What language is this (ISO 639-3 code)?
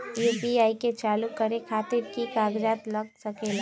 mag